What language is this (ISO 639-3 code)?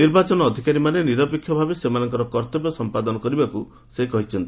ori